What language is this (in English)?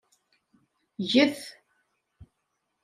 Kabyle